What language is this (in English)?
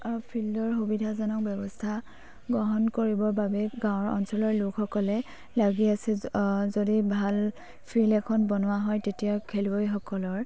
Assamese